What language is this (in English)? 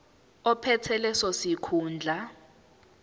Zulu